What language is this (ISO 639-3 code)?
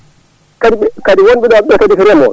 ful